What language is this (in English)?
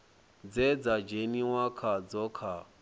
Venda